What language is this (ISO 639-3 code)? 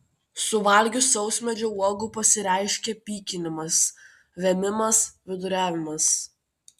lit